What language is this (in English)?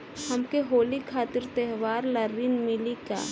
Bhojpuri